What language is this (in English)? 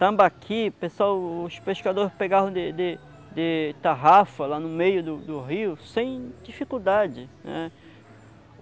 Portuguese